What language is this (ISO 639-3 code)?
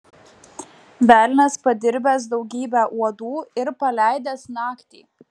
lit